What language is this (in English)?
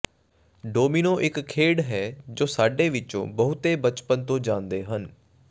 Punjabi